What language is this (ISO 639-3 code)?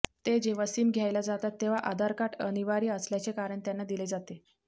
mar